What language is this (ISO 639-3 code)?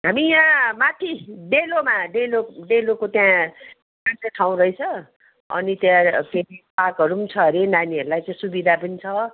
nep